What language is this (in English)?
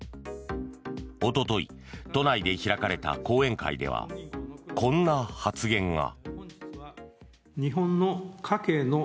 Japanese